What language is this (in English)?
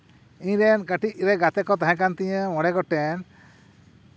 Santali